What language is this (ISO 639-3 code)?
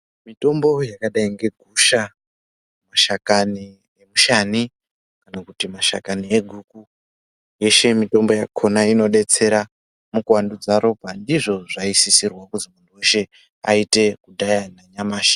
ndc